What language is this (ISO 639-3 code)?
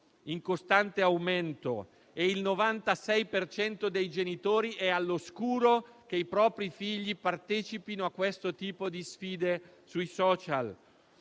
ita